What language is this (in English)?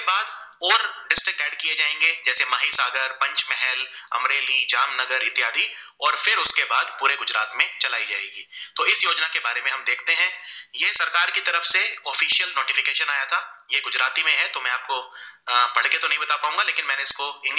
Gujarati